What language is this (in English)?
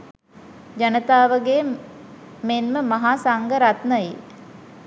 Sinhala